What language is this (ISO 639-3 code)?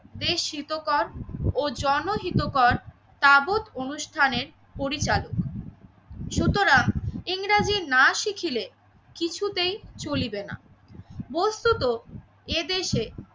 ben